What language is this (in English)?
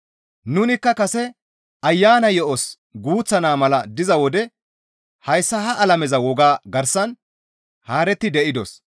Gamo